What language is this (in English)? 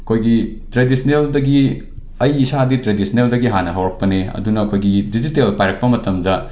Manipuri